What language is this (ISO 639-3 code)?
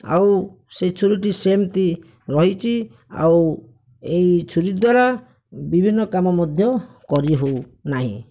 ori